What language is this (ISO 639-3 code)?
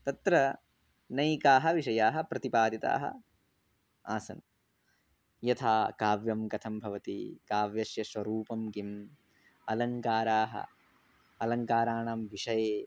san